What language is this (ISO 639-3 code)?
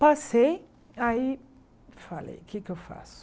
por